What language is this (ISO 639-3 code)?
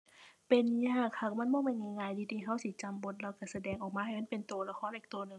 tha